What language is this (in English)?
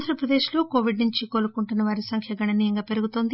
Telugu